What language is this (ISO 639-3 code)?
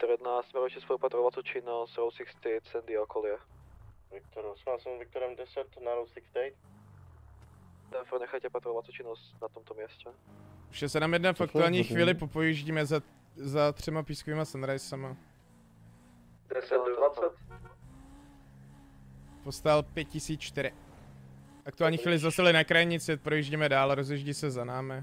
ces